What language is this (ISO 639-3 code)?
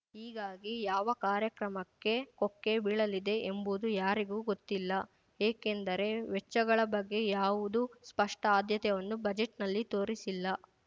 kan